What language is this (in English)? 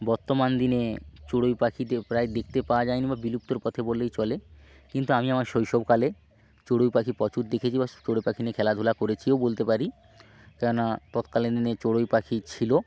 Bangla